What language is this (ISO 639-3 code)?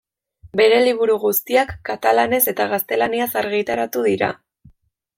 eus